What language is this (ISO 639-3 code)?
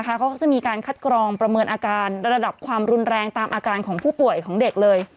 tha